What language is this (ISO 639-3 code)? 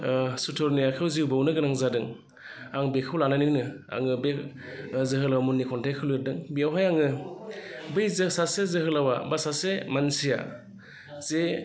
brx